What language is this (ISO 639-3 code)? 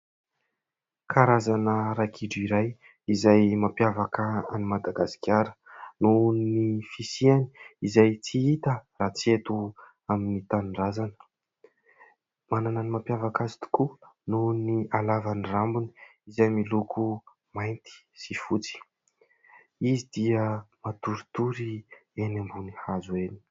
mlg